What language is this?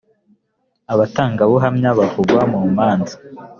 Kinyarwanda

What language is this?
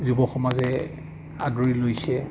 Assamese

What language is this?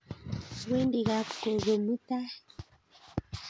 Kalenjin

